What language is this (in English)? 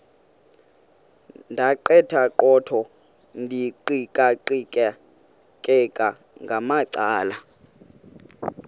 Xhosa